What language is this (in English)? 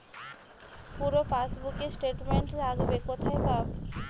Bangla